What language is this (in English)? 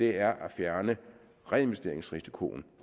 Danish